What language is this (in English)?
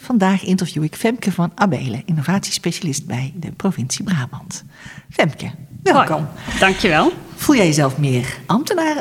Dutch